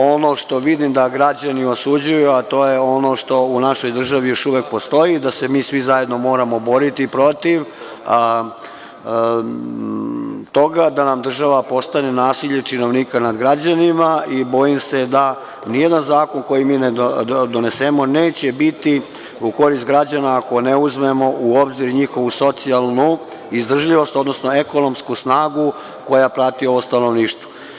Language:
Serbian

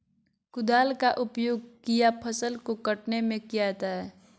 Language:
Magahi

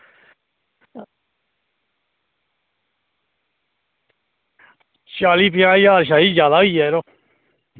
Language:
Dogri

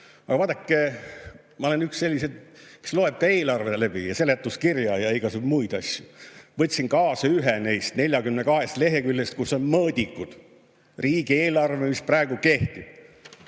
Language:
Estonian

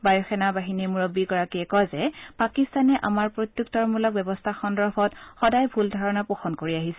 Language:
Assamese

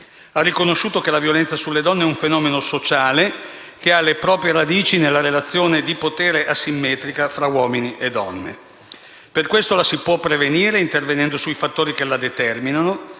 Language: Italian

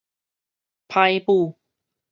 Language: Min Nan Chinese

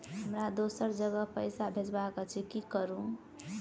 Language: Maithili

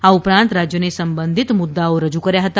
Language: Gujarati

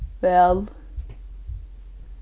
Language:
Faroese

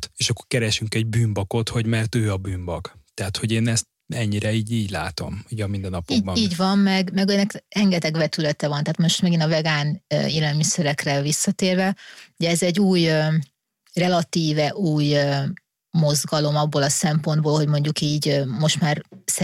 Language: Hungarian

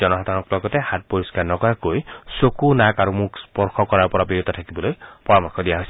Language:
Assamese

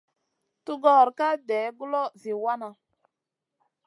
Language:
Masana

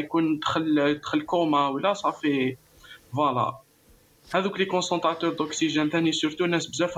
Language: Arabic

